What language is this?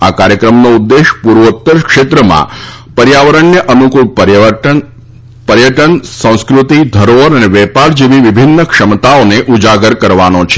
Gujarati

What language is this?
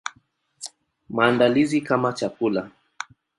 Swahili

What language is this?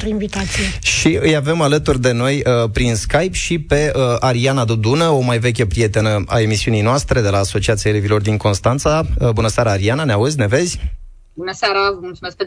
Romanian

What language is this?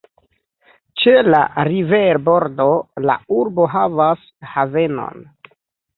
Esperanto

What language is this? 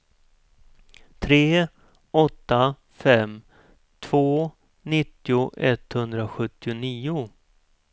Swedish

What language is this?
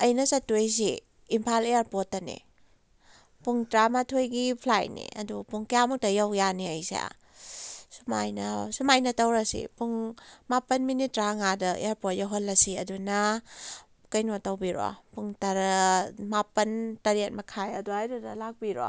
Manipuri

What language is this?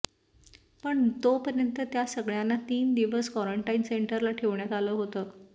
Marathi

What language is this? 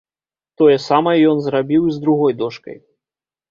Belarusian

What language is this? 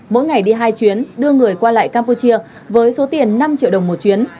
Vietnamese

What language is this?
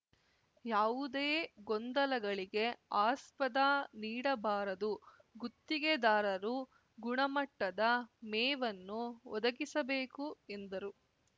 Kannada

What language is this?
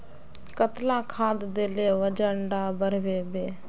Magahi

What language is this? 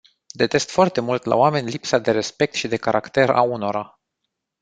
Romanian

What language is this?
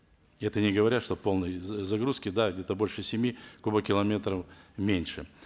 Kazakh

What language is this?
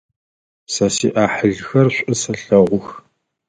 Adyghe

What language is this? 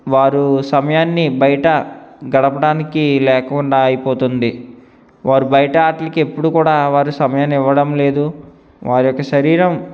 Telugu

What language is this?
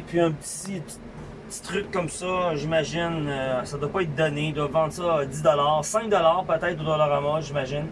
French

